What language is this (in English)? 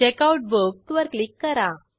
Marathi